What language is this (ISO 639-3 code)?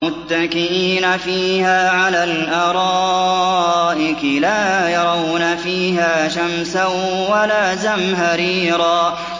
ara